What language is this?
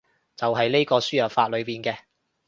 Cantonese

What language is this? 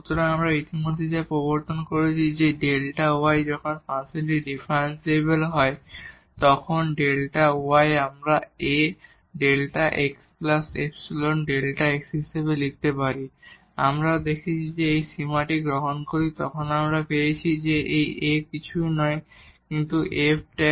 Bangla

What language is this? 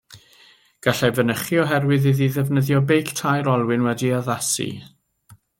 Welsh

